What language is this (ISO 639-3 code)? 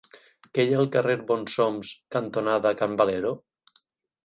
cat